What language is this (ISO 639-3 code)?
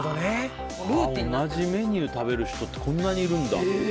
jpn